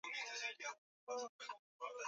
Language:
Swahili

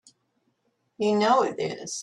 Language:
English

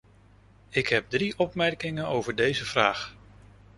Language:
Dutch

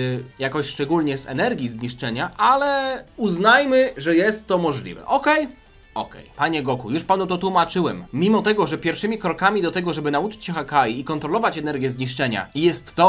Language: Polish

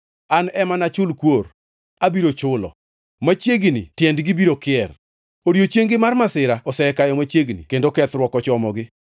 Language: Luo (Kenya and Tanzania)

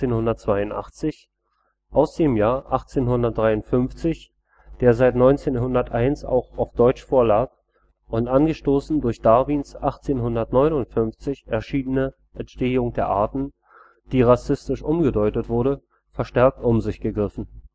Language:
German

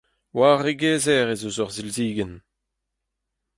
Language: Breton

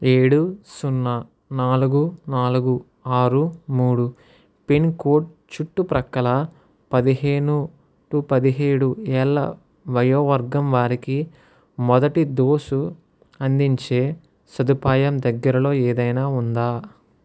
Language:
Telugu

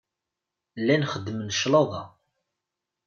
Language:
Kabyle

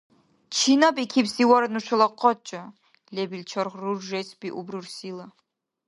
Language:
Dargwa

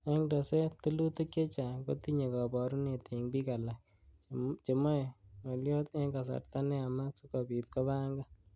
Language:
Kalenjin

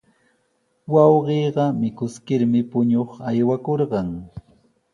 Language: Sihuas Ancash Quechua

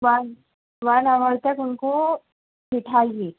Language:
Urdu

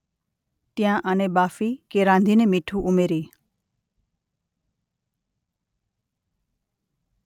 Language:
Gujarati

